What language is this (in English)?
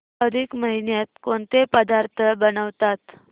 Marathi